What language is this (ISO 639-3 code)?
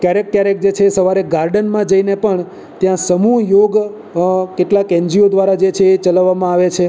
guj